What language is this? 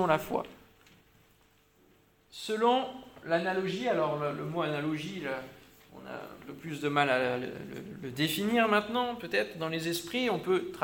French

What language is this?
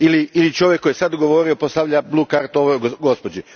Croatian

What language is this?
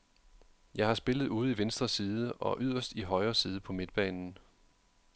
Danish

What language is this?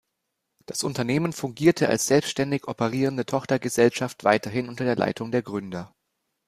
German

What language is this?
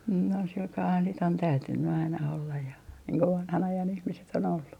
Finnish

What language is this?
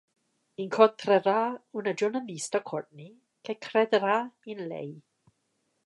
Italian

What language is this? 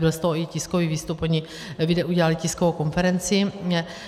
Czech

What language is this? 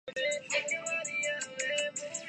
Urdu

